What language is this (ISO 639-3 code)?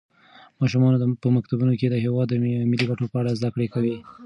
pus